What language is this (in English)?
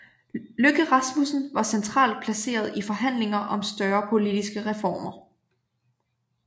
Danish